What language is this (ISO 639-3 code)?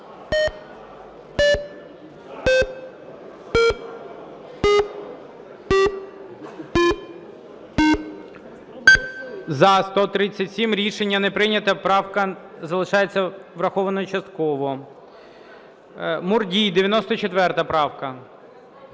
ukr